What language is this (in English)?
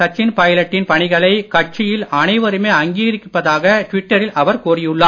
Tamil